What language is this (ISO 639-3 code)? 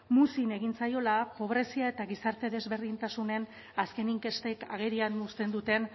eus